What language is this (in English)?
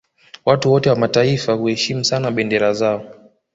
Swahili